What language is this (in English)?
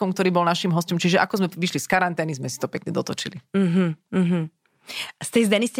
Slovak